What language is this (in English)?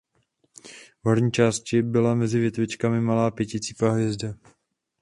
Czech